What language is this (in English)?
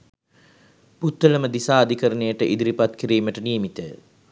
Sinhala